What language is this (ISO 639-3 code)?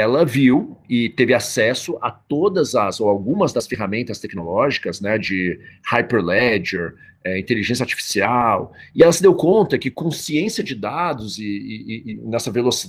por